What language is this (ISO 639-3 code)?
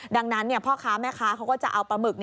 tha